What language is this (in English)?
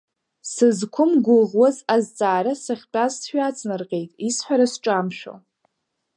Abkhazian